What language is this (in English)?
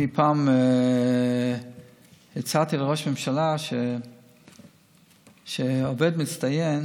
Hebrew